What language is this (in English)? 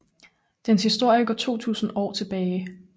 Danish